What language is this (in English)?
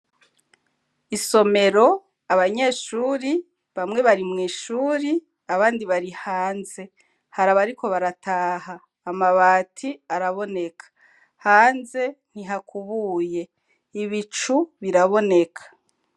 Rundi